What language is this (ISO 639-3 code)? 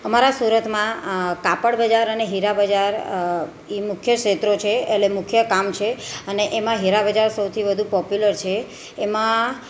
guj